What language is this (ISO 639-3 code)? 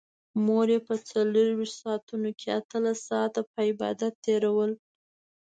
pus